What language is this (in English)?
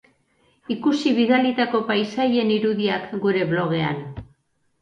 Basque